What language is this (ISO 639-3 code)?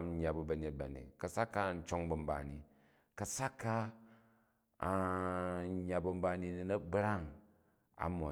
kaj